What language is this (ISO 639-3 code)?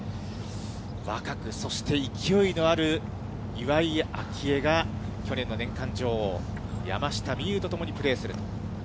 jpn